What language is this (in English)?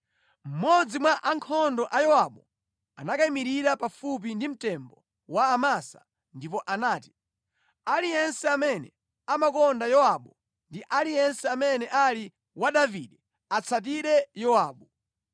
Nyanja